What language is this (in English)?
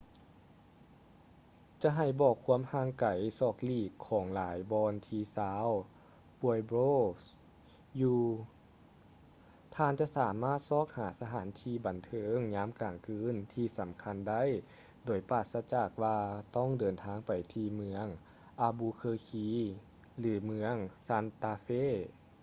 Lao